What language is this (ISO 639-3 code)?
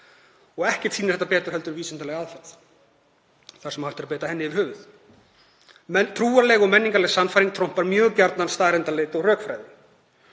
isl